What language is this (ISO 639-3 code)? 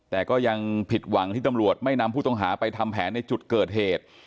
tha